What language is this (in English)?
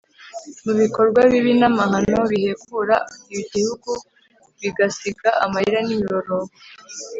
Kinyarwanda